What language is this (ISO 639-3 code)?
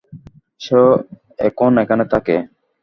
ben